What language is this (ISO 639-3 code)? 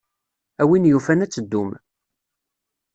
kab